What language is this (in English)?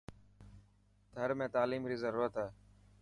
Dhatki